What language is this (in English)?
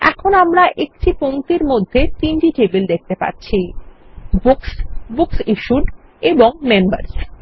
Bangla